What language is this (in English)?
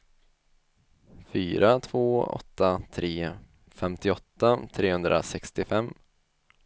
Swedish